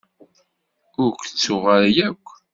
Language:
Kabyle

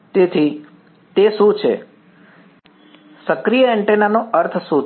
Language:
Gujarati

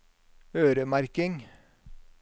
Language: Norwegian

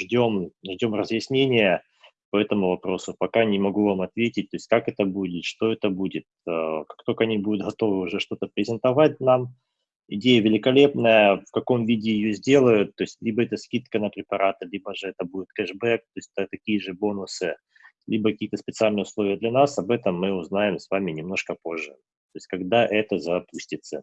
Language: Russian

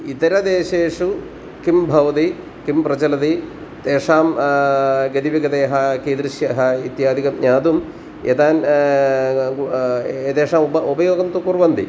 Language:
Sanskrit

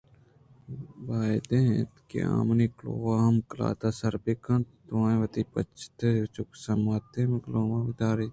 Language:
Eastern Balochi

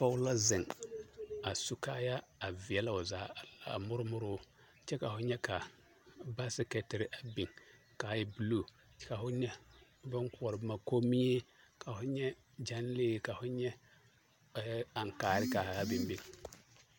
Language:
Southern Dagaare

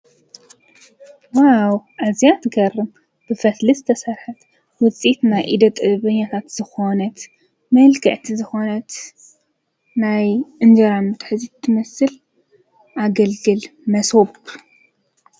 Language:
Tigrinya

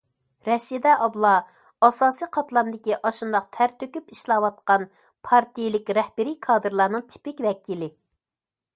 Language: Uyghur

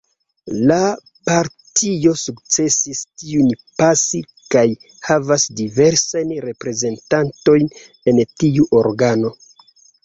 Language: Esperanto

